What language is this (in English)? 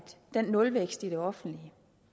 Danish